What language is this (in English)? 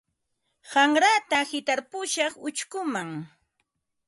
Ambo-Pasco Quechua